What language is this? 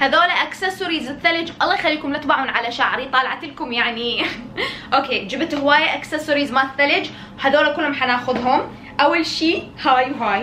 Arabic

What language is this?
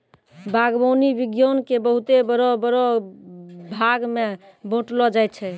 Maithili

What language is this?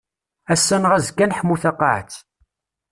Kabyle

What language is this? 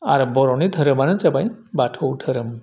Bodo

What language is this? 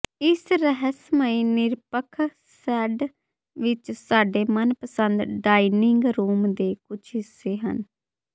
Punjabi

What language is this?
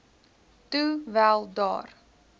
Afrikaans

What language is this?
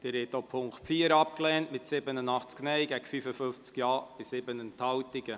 Swiss German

